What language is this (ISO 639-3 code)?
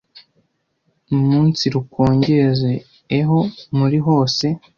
kin